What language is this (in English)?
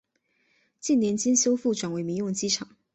Chinese